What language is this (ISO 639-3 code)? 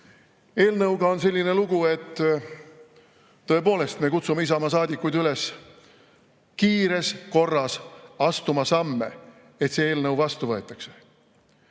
est